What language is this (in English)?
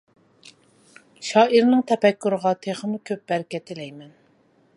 Uyghur